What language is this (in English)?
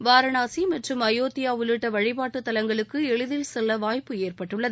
Tamil